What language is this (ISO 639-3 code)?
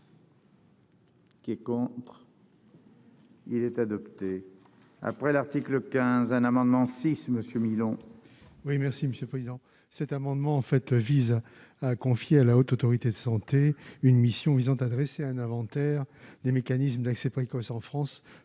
fra